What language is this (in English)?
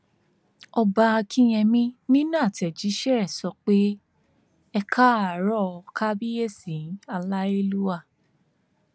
Yoruba